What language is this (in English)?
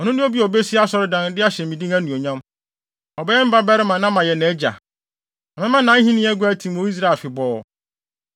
Akan